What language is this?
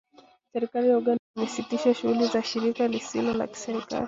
Swahili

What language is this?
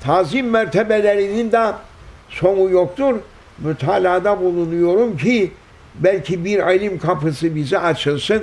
Turkish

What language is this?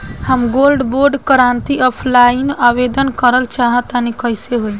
Bhojpuri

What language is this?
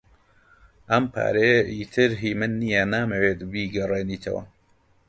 Central Kurdish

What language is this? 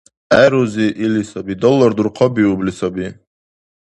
Dargwa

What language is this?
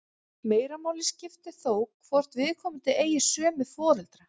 Icelandic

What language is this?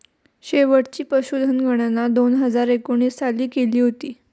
Marathi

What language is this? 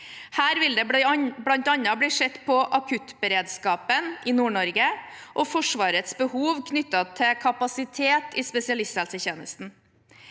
Norwegian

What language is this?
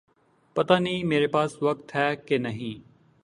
Urdu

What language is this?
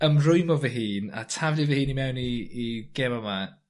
Welsh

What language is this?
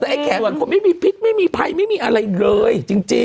Thai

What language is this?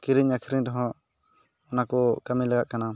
Santali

